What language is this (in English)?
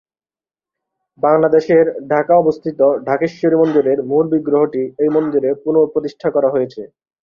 Bangla